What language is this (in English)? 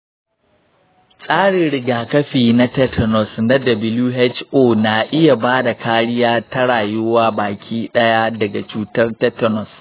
Hausa